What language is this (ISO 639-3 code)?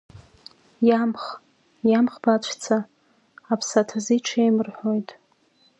abk